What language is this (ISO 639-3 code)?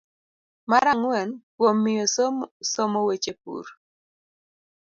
luo